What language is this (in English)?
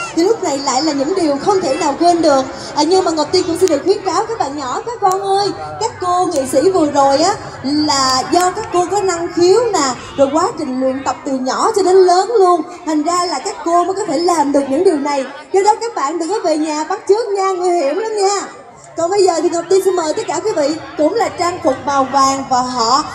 Vietnamese